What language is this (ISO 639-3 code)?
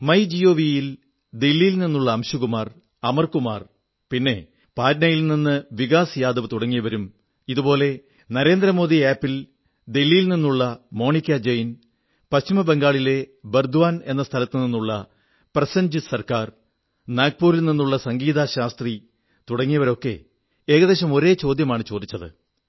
mal